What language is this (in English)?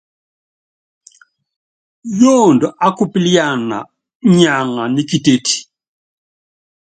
Yangben